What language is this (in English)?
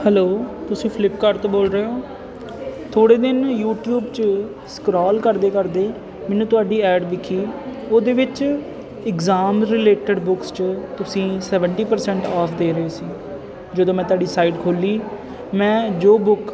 Punjabi